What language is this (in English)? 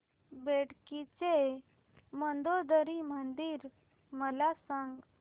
Marathi